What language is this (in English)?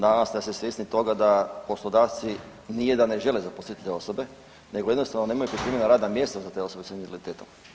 Croatian